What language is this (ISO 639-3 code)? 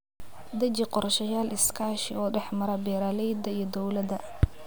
som